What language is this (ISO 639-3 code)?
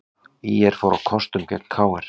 isl